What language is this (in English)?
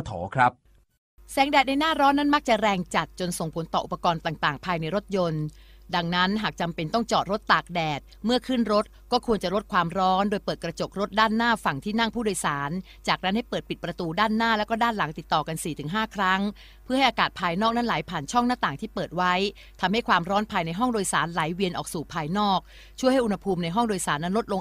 Thai